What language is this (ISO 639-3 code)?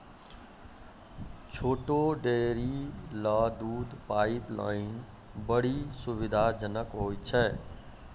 mai